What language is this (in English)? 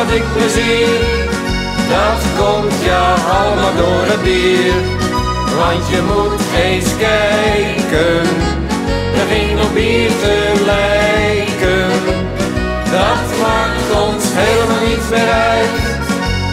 Dutch